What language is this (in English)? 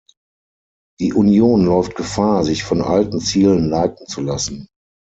German